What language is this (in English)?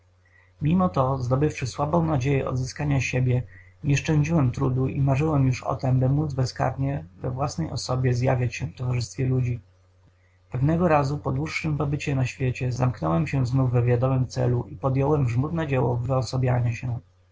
Polish